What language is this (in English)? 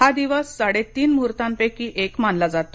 Marathi